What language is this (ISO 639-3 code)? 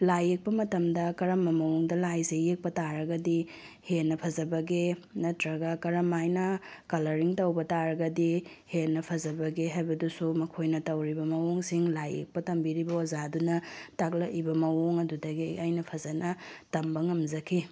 mni